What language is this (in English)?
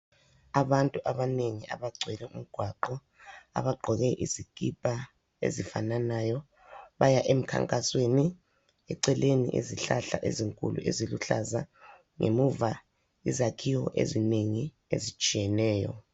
North Ndebele